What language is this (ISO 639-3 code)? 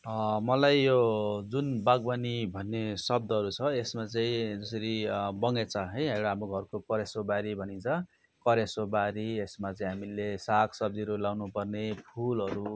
nep